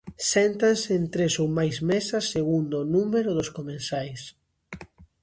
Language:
Galician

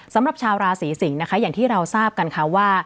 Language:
Thai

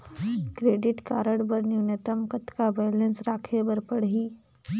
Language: Chhattisgarhi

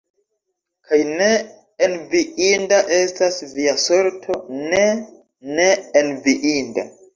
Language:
Esperanto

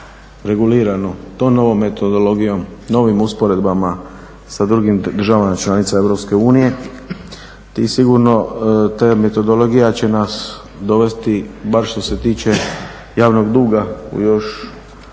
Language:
Croatian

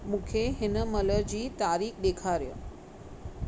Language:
Sindhi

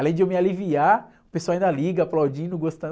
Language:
Portuguese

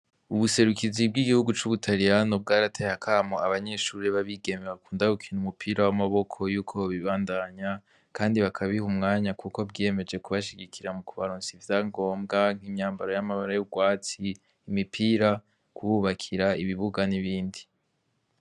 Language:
Rundi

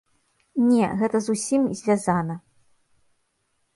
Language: Belarusian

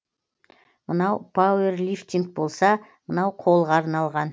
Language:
Kazakh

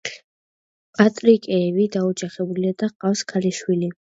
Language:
Georgian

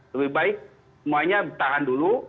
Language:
Indonesian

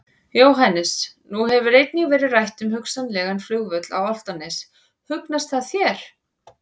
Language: Icelandic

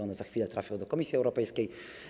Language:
Polish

